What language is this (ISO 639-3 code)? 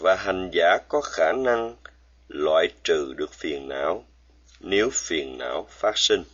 vie